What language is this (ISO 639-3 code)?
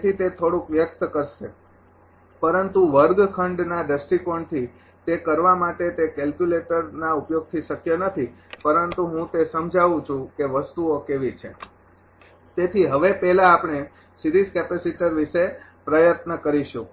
guj